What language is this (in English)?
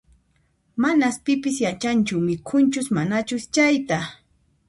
Puno Quechua